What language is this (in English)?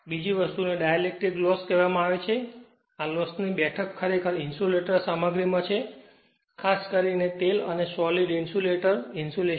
Gujarati